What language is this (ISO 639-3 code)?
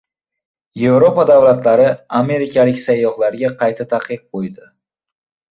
uzb